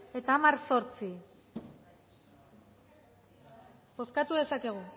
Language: Basque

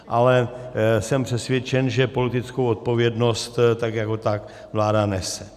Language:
Czech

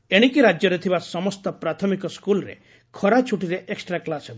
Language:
Odia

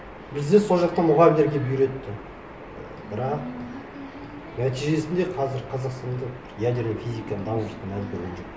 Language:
Kazakh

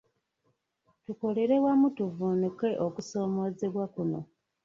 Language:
Ganda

